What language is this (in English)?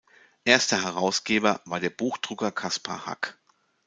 German